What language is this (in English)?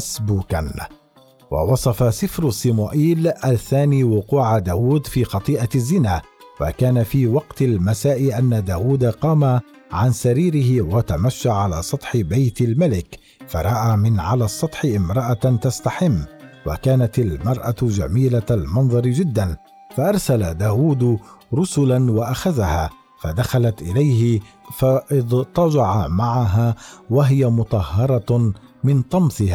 Arabic